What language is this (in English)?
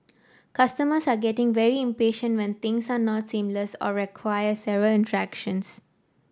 English